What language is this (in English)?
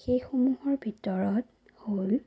Assamese